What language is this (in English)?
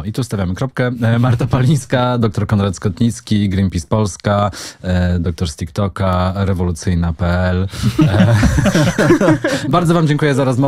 Polish